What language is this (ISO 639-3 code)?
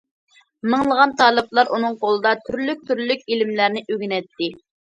uig